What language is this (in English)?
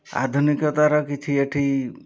Odia